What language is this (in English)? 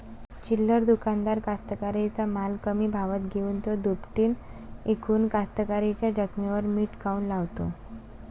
Marathi